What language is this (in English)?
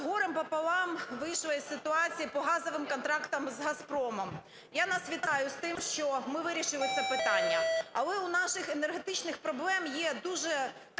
Ukrainian